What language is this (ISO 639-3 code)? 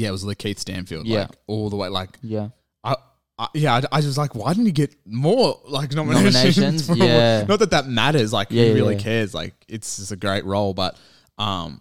eng